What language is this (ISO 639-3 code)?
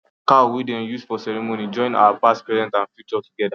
pcm